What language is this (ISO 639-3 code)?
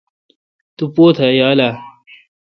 xka